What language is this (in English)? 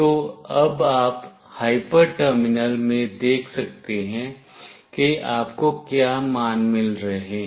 Hindi